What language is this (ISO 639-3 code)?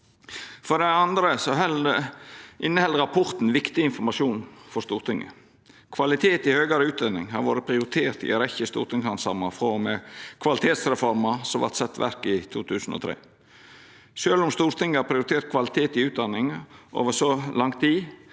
nor